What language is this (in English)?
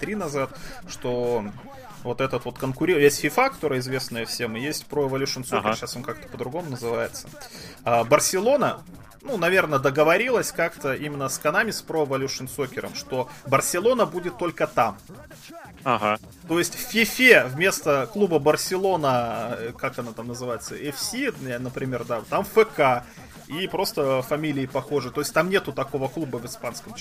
Russian